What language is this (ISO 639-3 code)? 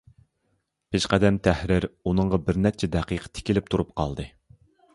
uig